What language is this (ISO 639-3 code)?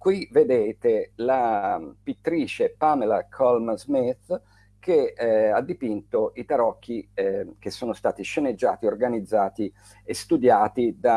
ita